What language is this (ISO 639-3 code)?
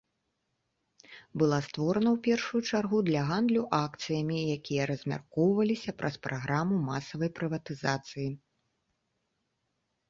bel